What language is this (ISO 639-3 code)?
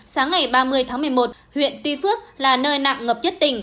vie